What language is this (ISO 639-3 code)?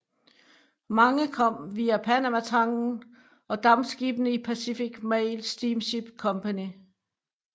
dan